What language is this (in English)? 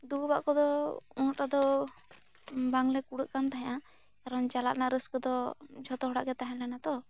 Santali